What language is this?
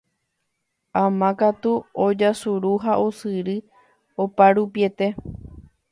Guarani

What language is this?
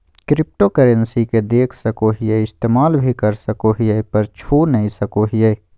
Magahi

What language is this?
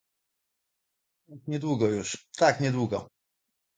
Polish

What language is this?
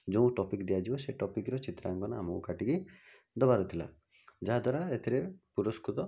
Odia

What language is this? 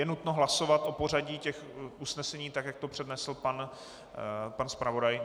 Czech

